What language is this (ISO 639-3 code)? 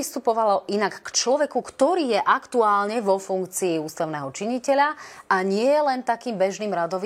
slk